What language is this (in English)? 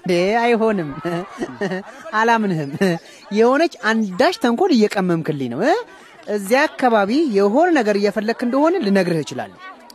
Amharic